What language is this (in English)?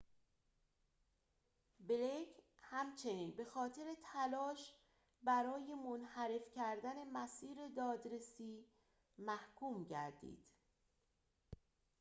Persian